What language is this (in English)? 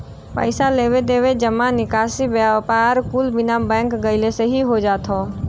Bhojpuri